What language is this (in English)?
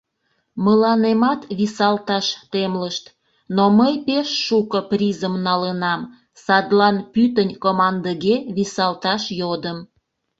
Mari